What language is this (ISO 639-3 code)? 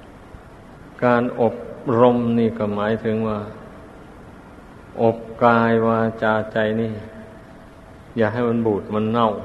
tha